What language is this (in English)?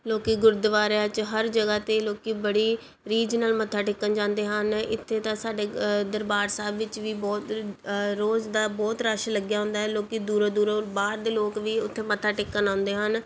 Punjabi